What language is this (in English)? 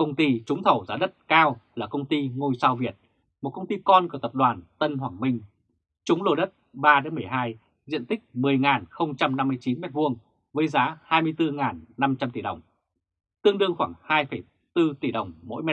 Vietnamese